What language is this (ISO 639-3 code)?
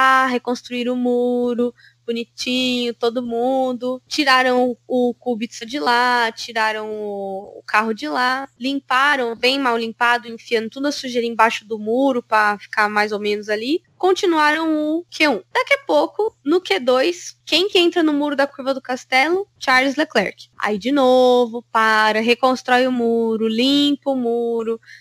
por